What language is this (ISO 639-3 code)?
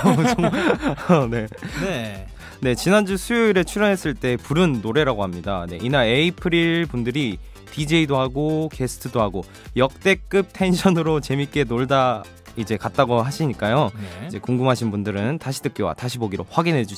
kor